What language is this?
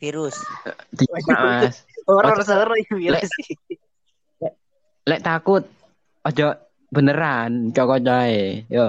Indonesian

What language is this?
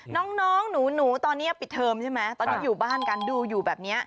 Thai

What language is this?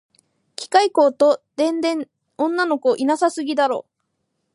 Japanese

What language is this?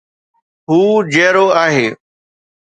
Sindhi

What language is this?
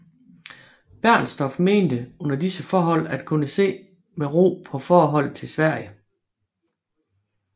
Danish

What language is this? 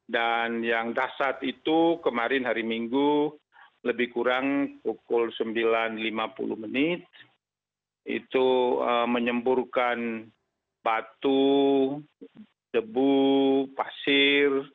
Indonesian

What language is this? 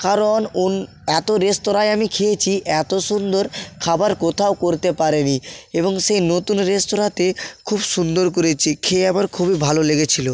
Bangla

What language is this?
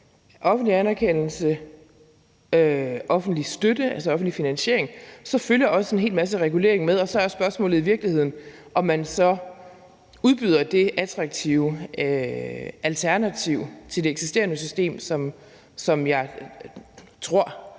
Danish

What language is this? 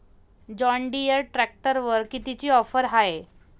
Marathi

